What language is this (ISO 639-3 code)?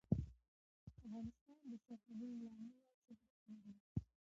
pus